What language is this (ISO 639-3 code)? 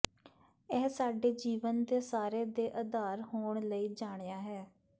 pan